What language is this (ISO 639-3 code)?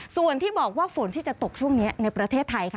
tha